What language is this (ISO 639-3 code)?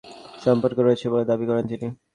ben